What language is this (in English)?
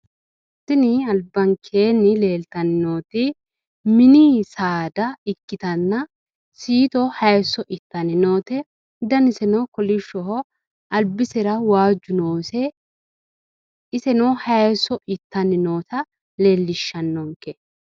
Sidamo